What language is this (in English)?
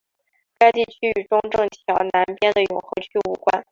Chinese